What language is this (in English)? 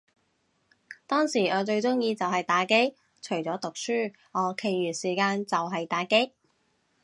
Cantonese